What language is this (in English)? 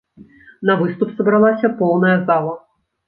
Belarusian